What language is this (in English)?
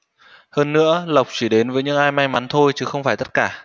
Vietnamese